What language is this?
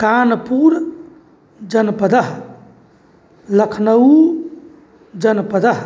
Sanskrit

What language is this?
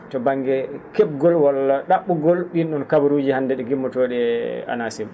Fula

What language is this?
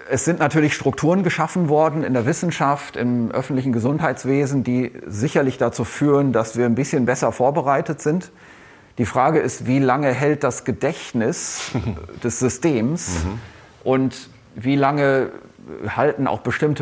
German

